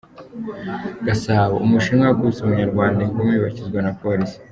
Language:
Kinyarwanda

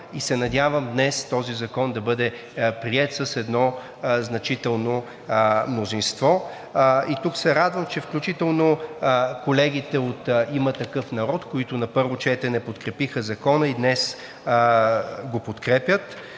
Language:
Bulgarian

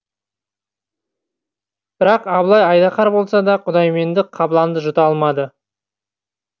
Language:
Kazakh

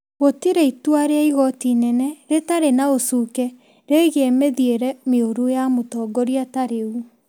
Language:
Kikuyu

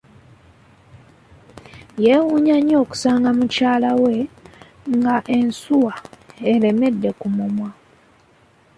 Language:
Ganda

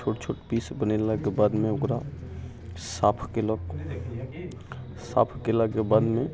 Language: Maithili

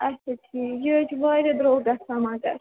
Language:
Kashmiri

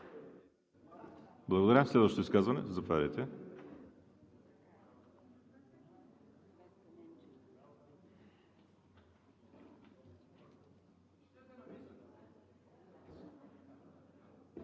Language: Bulgarian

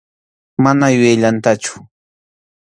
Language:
Arequipa-La Unión Quechua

